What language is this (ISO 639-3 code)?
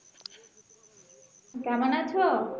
ben